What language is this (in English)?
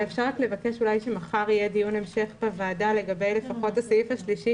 Hebrew